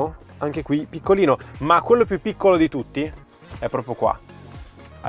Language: Italian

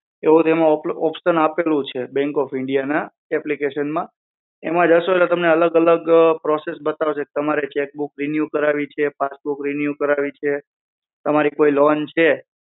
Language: Gujarati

